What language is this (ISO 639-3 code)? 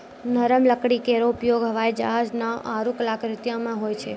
mai